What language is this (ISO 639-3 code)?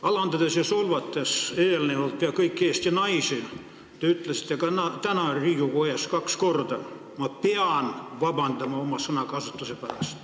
est